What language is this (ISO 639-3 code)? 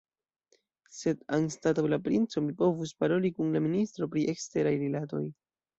epo